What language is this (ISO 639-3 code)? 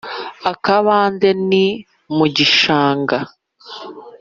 kin